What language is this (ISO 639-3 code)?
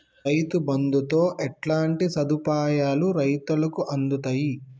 tel